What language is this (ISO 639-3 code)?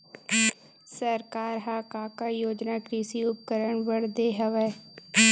hne